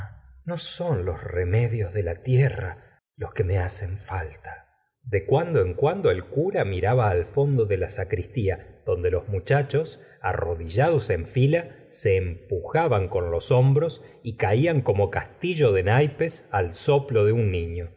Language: Spanish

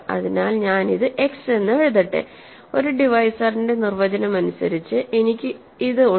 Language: Malayalam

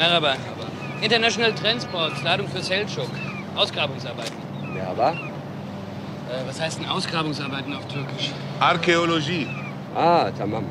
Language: German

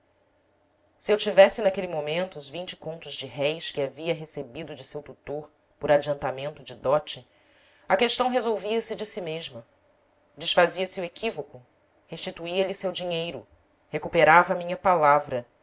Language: Portuguese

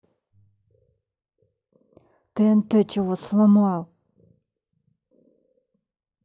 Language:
Russian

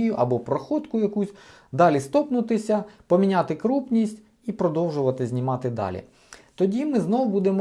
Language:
Ukrainian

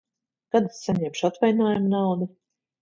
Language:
Latvian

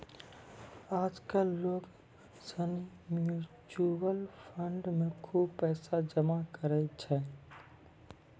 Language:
Maithili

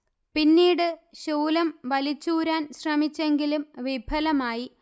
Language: Malayalam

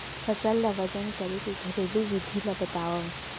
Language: Chhattisgarhi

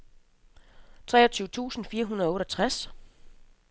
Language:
Danish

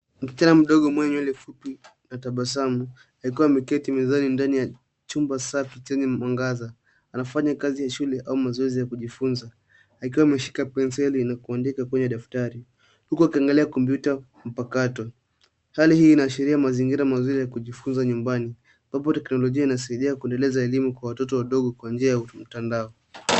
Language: Swahili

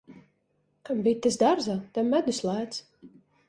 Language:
Latvian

